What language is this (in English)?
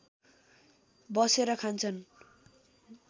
Nepali